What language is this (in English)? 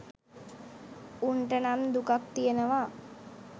Sinhala